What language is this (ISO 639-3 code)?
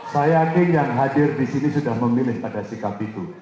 ind